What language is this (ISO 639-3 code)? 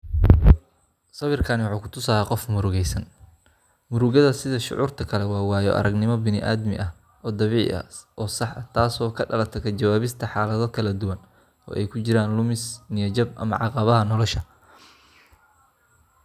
som